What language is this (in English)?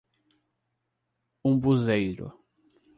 Portuguese